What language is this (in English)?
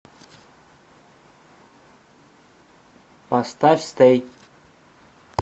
Russian